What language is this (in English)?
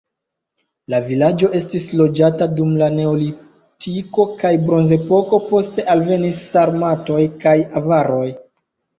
Esperanto